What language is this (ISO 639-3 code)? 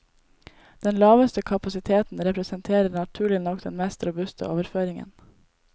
nor